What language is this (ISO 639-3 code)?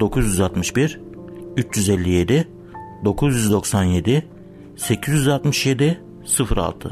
tur